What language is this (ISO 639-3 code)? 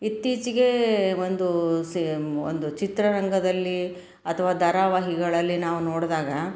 kan